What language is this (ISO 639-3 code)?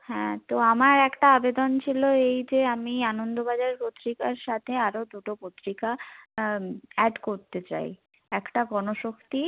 ben